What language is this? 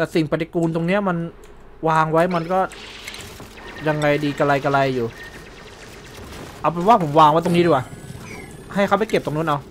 Thai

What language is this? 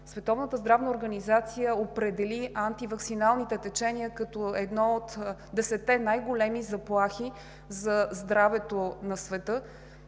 Bulgarian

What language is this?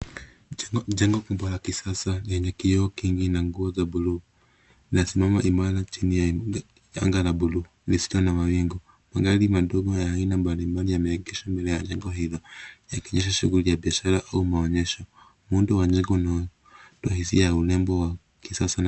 Swahili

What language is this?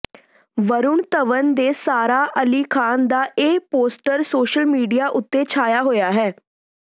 Punjabi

